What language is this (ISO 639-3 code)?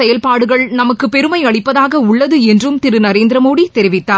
tam